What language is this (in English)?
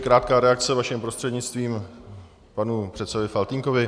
Czech